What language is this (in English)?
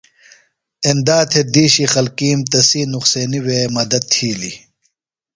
Phalura